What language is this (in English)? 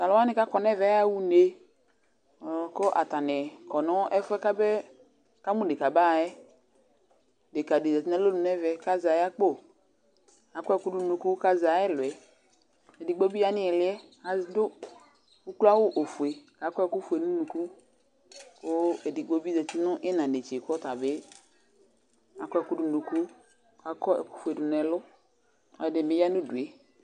Ikposo